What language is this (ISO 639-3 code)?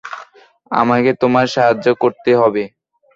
ben